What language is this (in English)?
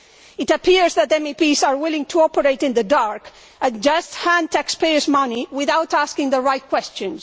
English